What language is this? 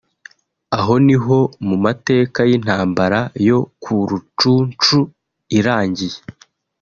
Kinyarwanda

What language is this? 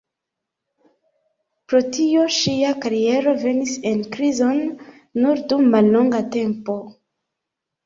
Esperanto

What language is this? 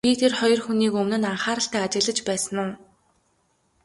Mongolian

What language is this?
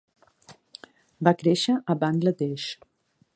Catalan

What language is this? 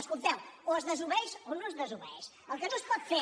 Catalan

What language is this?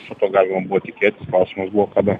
Lithuanian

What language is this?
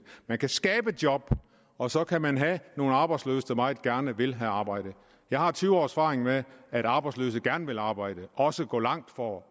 Danish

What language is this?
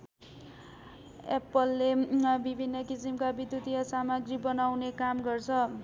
Nepali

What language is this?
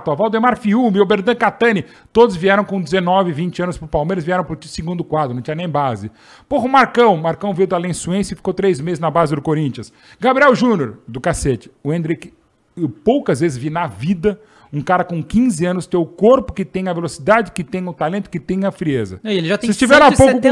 Portuguese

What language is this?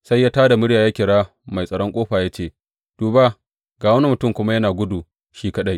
Hausa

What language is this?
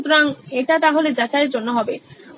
Bangla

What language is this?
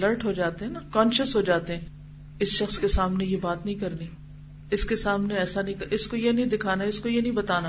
Urdu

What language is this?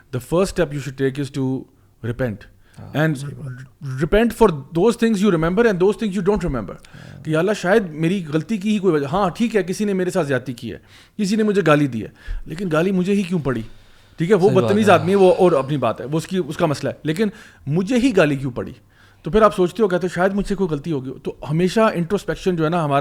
Urdu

